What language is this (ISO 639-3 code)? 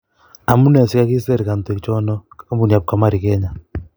kln